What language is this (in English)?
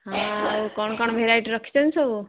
Odia